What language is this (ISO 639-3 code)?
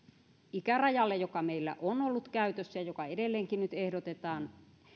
fin